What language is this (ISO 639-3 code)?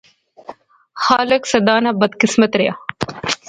phr